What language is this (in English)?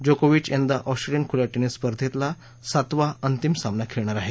Marathi